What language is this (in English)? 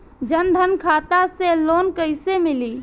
Bhojpuri